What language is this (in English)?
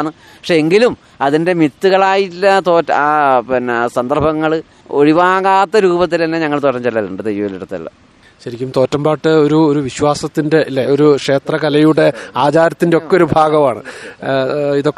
Malayalam